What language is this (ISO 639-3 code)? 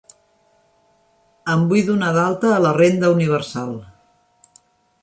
cat